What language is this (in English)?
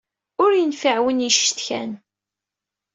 Kabyle